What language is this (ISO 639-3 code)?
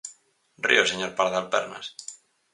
glg